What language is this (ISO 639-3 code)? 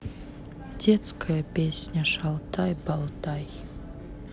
rus